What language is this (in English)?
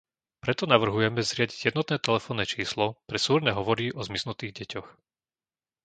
Slovak